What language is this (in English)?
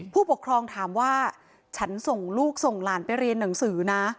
Thai